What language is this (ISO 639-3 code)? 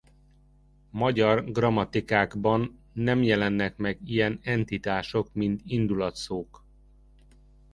hun